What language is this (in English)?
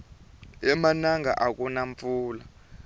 Tsonga